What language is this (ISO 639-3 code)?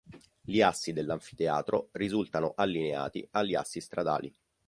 ita